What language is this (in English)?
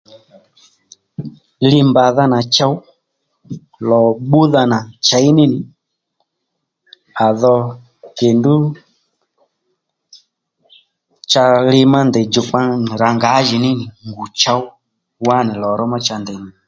Lendu